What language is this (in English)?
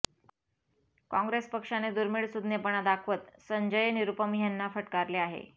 Marathi